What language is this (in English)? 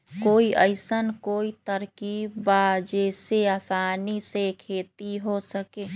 Magahi